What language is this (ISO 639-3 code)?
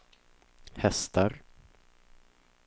swe